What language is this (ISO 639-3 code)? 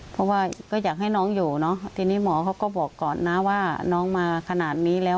tha